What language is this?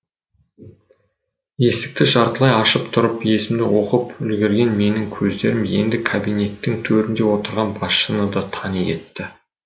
Kazakh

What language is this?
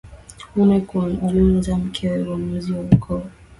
Swahili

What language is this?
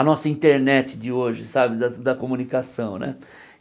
Portuguese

